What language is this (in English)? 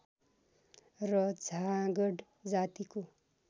Nepali